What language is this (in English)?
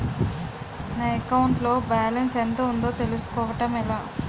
Telugu